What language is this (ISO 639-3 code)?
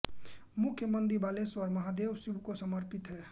hin